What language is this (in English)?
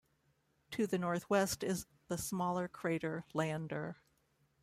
English